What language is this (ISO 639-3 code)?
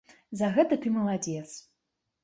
bel